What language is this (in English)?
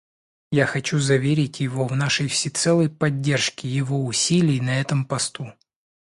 Russian